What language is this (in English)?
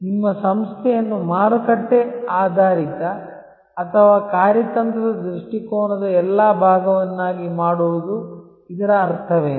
Kannada